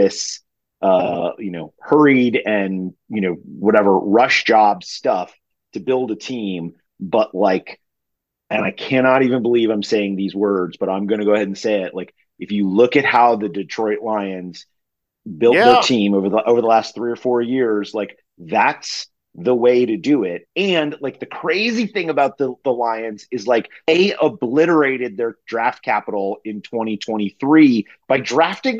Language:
English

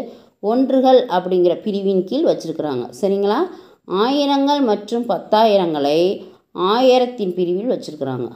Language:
Tamil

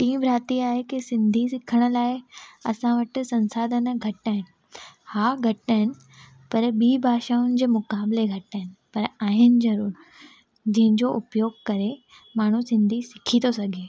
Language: Sindhi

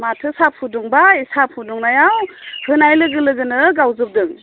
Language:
Bodo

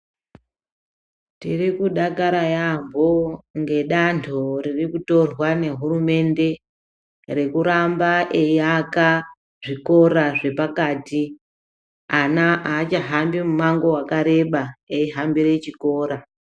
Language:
Ndau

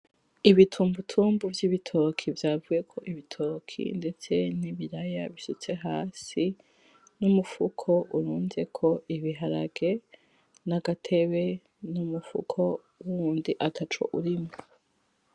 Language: Rundi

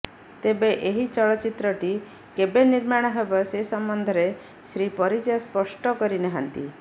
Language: Odia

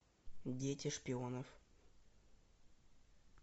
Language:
Russian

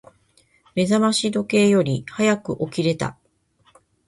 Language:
Japanese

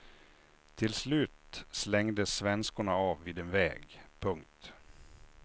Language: Swedish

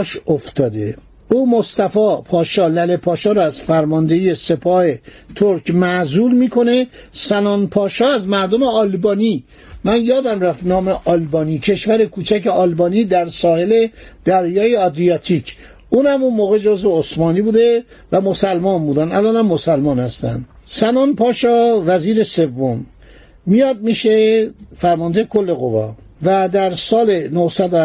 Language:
Persian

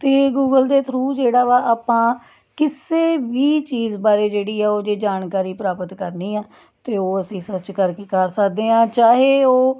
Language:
Punjabi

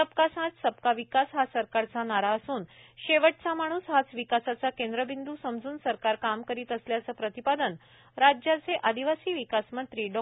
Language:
Marathi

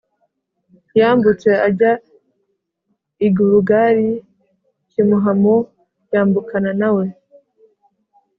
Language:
Kinyarwanda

